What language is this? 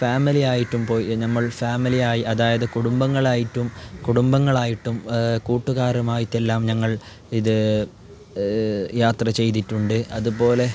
Malayalam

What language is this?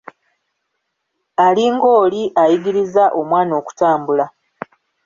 Ganda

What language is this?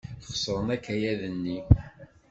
Kabyle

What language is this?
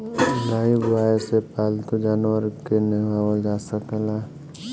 Bhojpuri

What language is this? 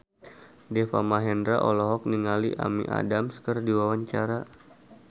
Sundanese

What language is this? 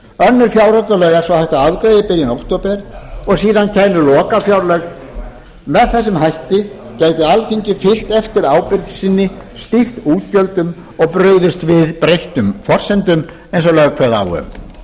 Icelandic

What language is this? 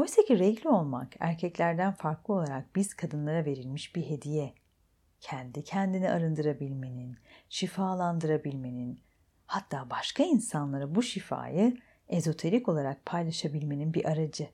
Turkish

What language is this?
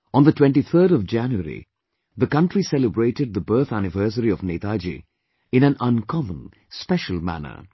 English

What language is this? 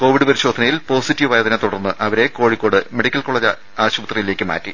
Malayalam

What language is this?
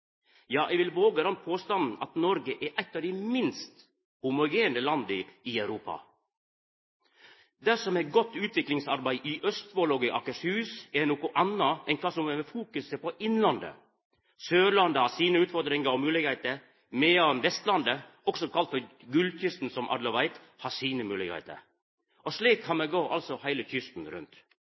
Norwegian Nynorsk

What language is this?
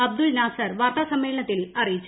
Malayalam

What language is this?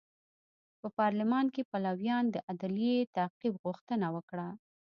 Pashto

